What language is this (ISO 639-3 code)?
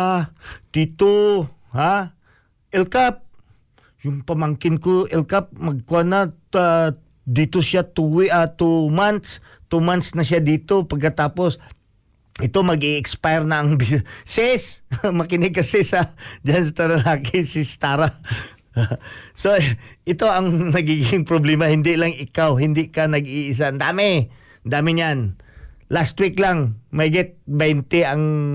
fil